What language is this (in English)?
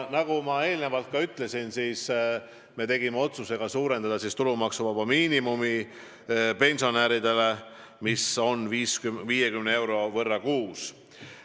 Estonian